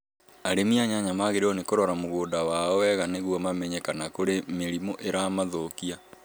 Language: Kikuyu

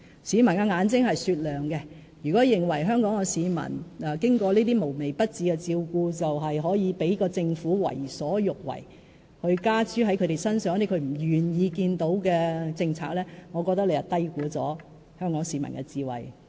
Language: Cantonese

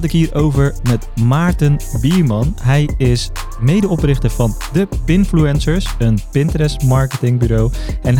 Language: Dutch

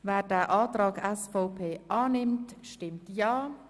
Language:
Swiss German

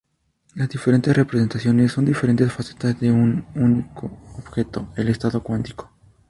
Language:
Spanish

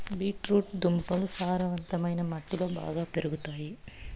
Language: Telugu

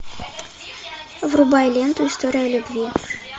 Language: Russian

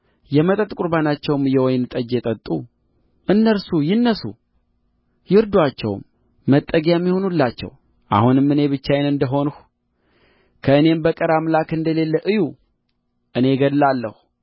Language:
Amharic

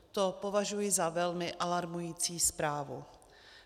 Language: Czech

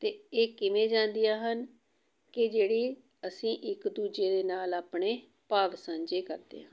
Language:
Punjabi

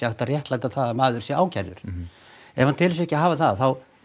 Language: Icelandic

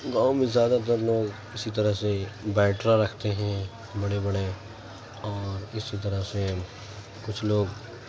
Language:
Urdu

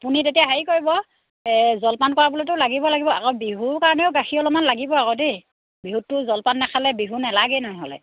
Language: Assamese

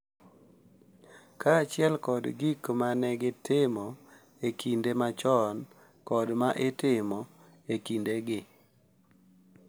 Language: Luo (Kenya and Tanzania)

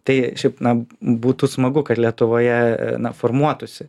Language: Lithuanian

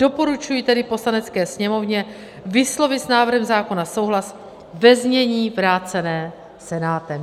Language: Czech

